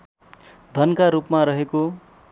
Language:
Nepali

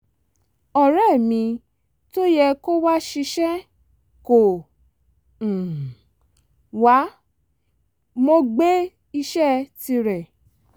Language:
Yoruba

